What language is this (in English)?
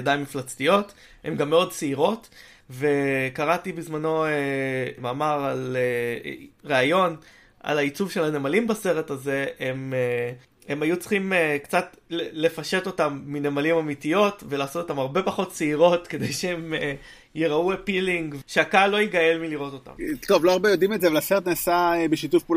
Hebrew